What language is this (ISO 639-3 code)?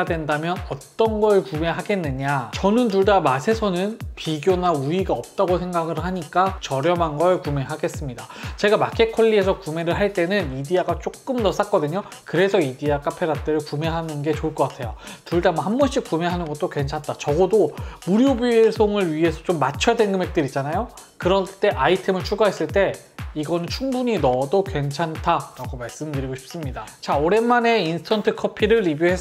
kor